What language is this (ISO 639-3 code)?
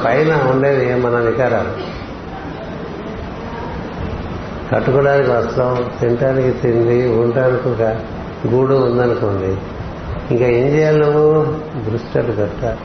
tel